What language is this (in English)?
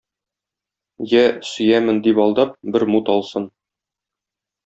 Tatar